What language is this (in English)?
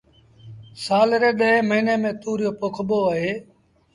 Sindhi Bhil